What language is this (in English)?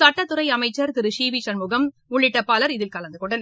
Tamil